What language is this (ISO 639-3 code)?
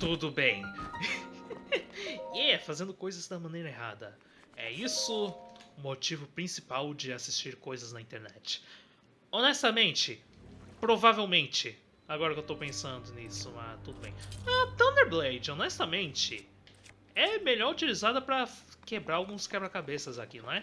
por